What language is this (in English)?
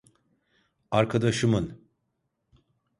Turkish